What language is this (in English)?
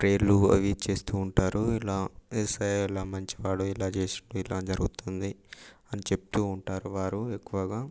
Telugu